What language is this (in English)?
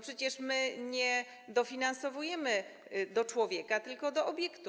Polish